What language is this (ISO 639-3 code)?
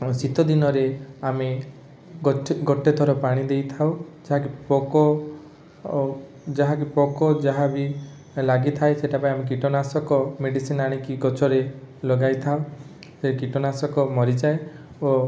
ori